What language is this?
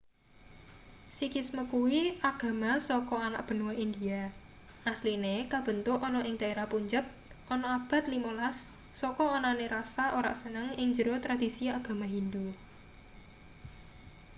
Javanese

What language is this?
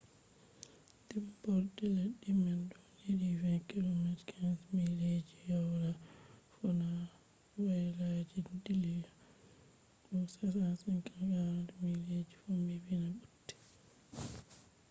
Fula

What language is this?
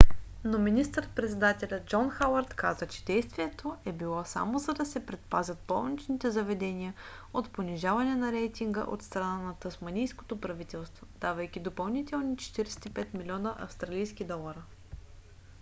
Bulgarian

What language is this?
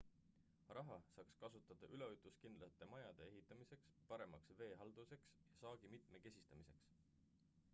Estonian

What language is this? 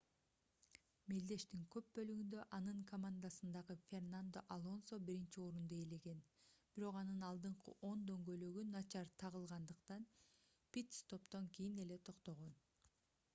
Kyrgyz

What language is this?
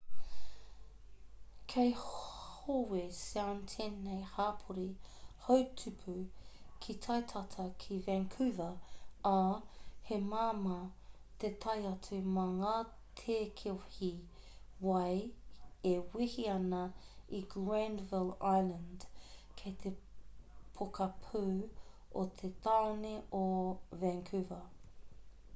Māori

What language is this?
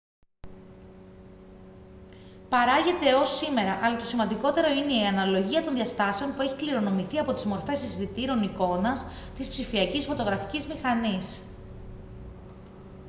Greek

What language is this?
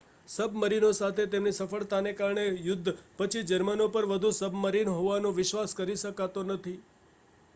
Gujarati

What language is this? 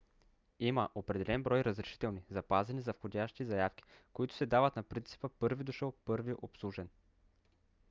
Bulgarian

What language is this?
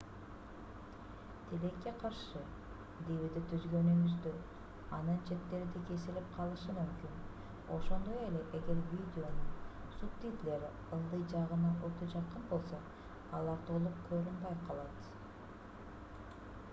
Kyrgyz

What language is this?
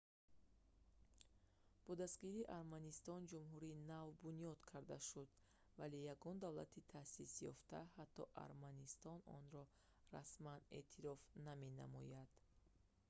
Tajik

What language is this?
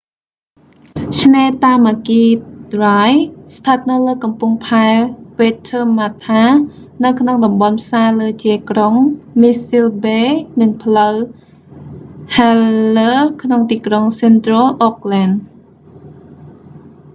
Khmer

